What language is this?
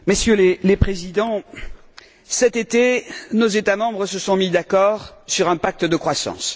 French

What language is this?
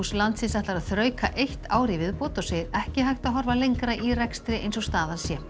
Icelandic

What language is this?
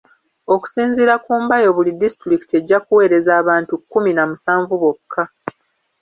Ganda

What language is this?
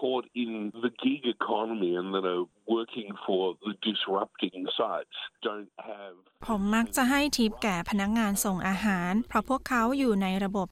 Thai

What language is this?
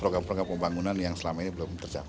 Indonesian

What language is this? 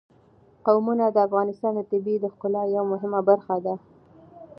Pashto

